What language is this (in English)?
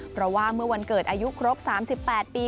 Thai